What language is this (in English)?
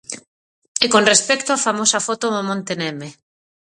Galician